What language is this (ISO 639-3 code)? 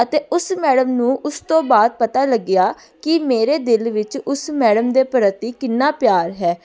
pan